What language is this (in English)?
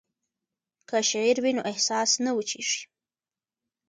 Pashto